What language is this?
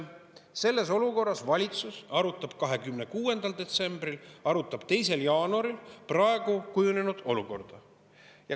Estonian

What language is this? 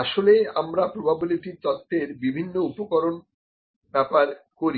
Bangla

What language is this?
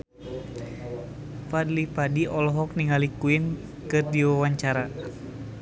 Sundanese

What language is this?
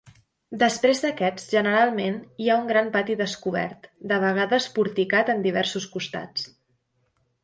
Catalan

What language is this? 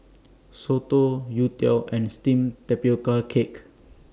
English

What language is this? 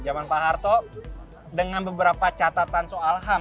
Indonesian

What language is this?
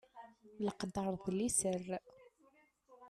Kabyle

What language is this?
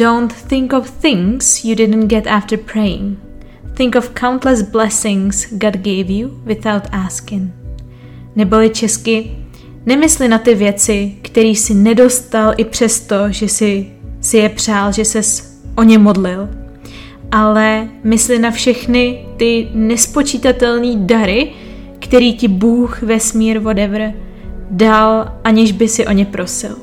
Czech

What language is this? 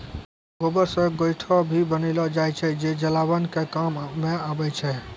Maithili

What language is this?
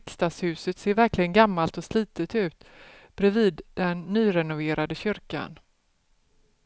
Swedish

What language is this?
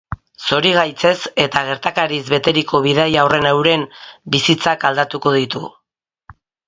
Basque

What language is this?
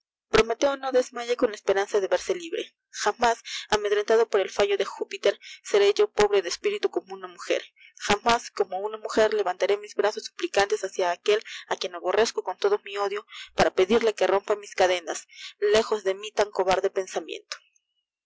Spanish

